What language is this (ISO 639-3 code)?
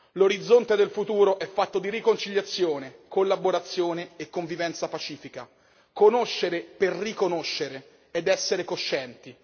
ita